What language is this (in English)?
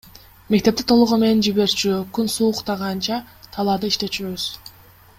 Kyrgyz